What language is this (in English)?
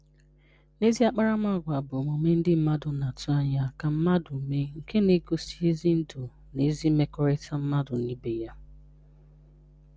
Igbo